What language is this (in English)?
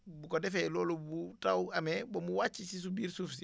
Wolof